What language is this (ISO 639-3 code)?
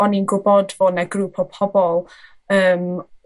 cym